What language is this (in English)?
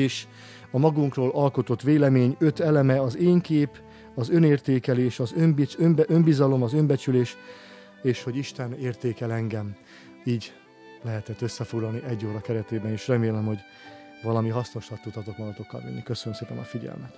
Hungarian